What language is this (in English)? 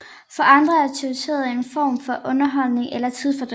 Danish